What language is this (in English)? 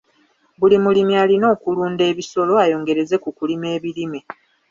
Ganda